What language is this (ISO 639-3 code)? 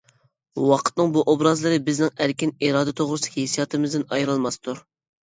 uig